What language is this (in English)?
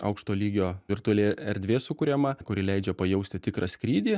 Lithuanian